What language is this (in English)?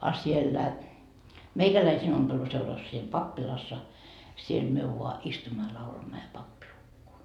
Finnish